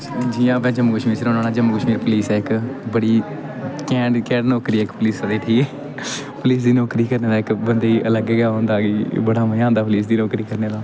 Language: Dogri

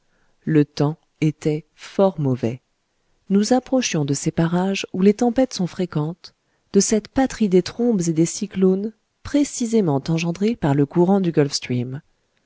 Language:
French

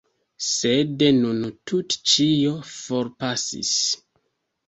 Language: Esperanto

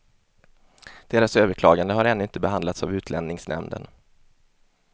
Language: Swedish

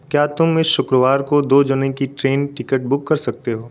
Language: Hindi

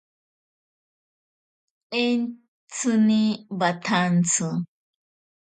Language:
Ashéninka Perené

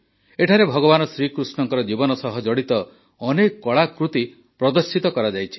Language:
Odia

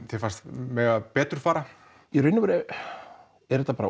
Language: Icelandic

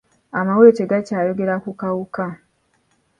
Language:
Ganda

